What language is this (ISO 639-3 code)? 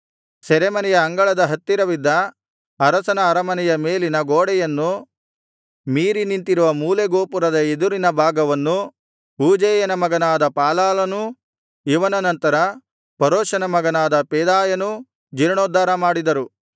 kan